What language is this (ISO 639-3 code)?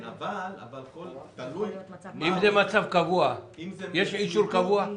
heb